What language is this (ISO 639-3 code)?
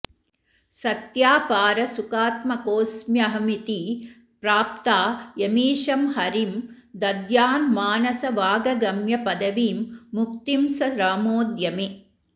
san